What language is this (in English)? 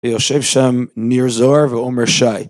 Hebrew